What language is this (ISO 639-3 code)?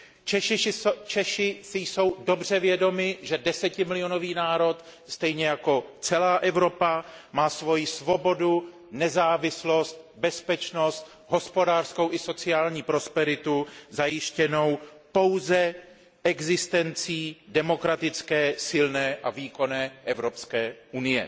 ces